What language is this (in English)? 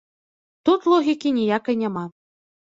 Belarusian